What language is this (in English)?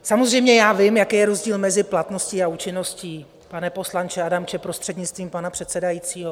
Czech